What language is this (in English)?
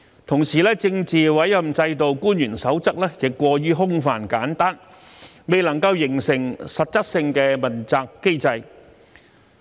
Cantonese